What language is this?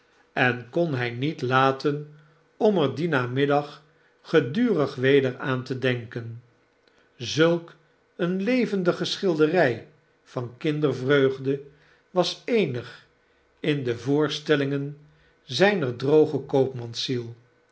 Dutch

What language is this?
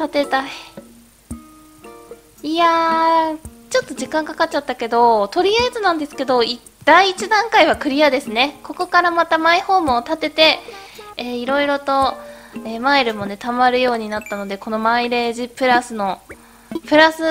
Japanese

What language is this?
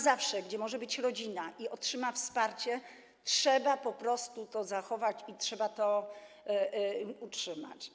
Polish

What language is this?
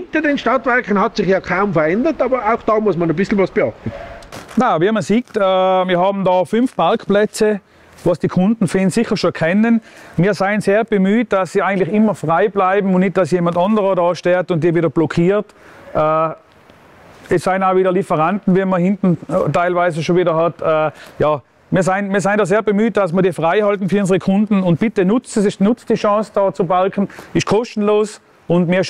German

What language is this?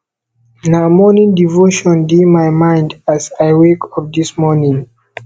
Nigerian Pidgin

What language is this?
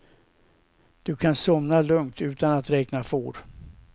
Swedish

